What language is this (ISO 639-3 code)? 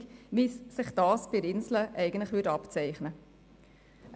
gsw